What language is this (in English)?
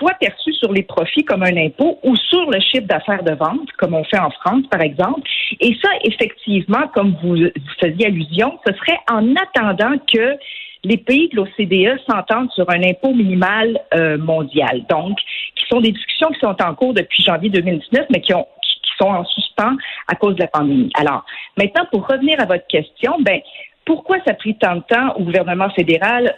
French